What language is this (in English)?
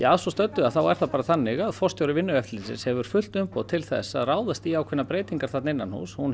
Icelandic